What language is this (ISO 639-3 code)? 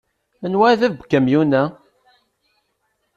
kab